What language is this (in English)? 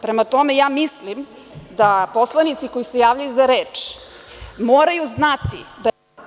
Serbian